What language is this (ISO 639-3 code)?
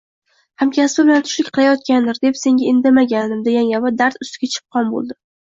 uzb